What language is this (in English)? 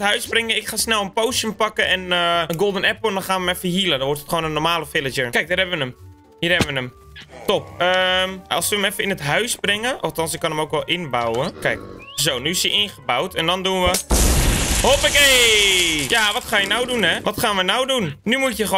Dutch